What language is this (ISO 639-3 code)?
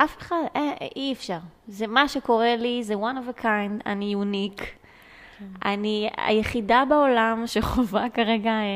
heb